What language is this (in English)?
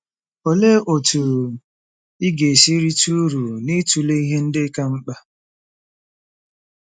Igbo